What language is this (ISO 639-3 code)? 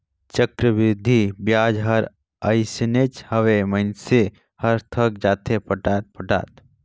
hne